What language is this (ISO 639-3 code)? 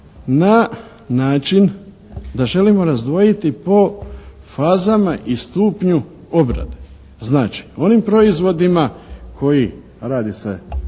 hrv